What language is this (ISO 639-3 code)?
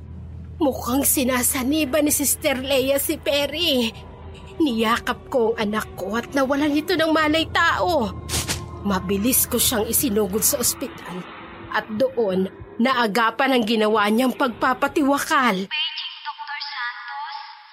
fil